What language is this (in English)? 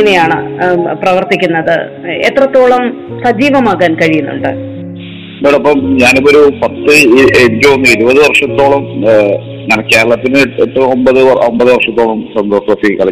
Malayalam